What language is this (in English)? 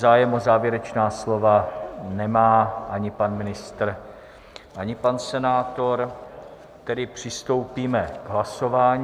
Czech